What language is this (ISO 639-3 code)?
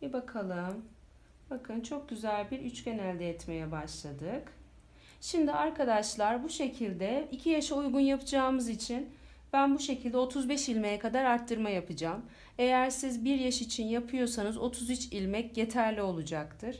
tur